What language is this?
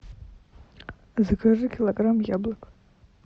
Russian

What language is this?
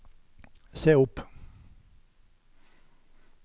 Norwegian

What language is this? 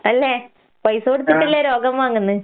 Malayalam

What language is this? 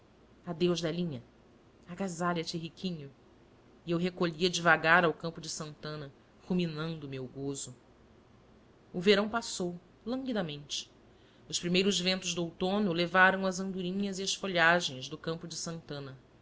Portuguese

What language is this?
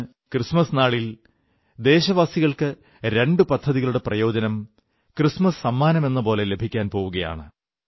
Malayalam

